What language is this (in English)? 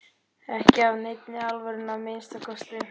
Icelandic